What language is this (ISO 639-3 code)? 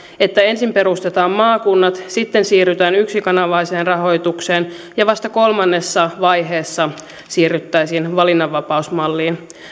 fin